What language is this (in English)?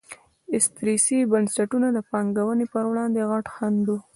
Pashto